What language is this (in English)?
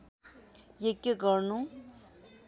Nepali